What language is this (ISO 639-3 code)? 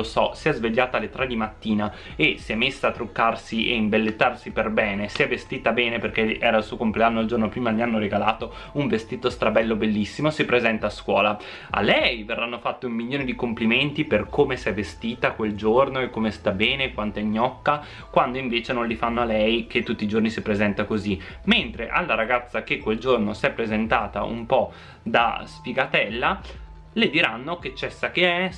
ita